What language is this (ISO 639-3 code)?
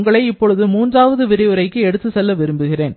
tam